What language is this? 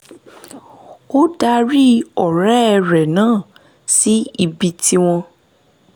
Yoruba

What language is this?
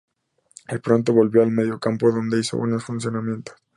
Spanish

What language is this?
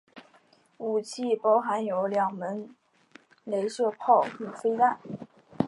Chinese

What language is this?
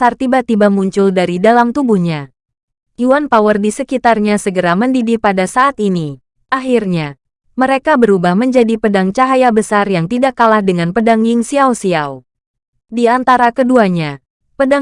Indonesian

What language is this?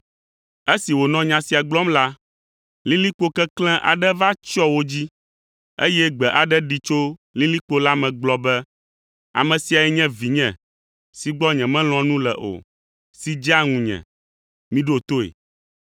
Ewe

